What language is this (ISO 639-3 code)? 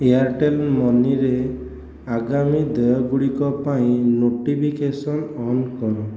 ori